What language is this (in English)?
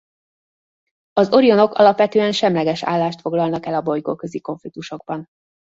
Hungarian